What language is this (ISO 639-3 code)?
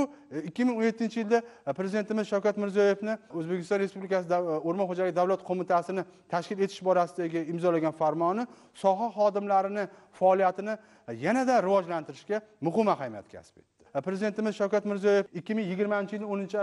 nld